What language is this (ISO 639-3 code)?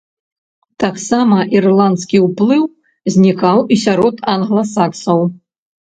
bel